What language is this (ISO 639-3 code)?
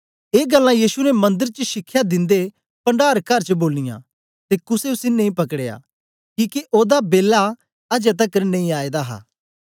doi